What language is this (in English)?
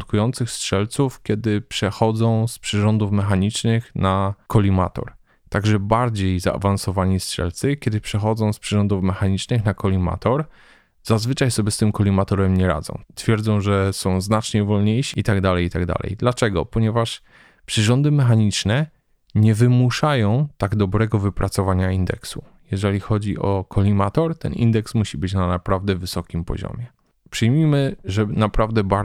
Polish